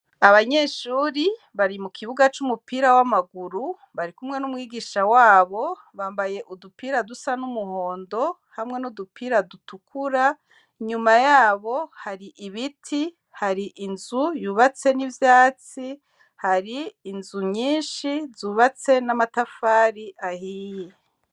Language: Rundi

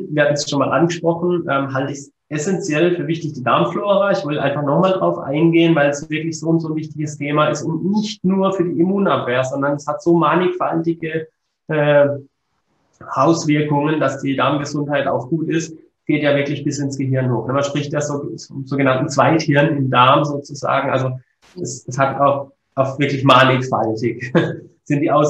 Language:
German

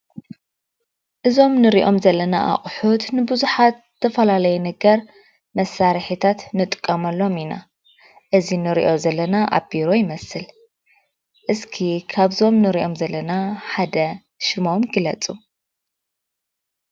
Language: Tigrinya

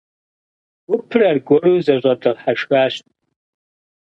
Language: Kabardian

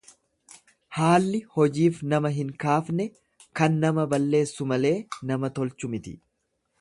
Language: Oromo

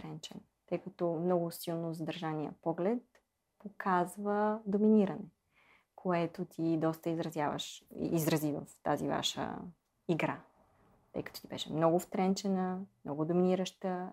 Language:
Bulgarian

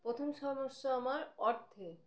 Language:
Bangla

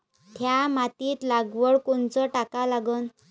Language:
Marathi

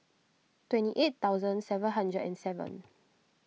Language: English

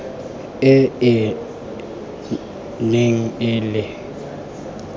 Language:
Tswana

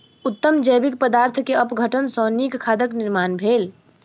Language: Maithili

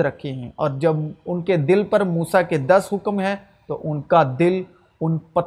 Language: Urdu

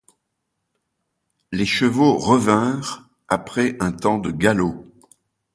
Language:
French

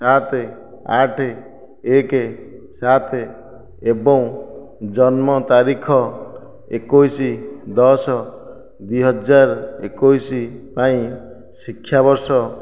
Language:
Odia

